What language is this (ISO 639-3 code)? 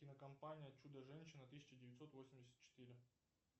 rus